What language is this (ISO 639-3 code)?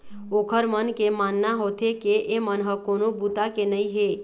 hne